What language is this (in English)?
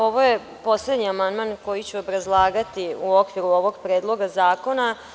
Serbian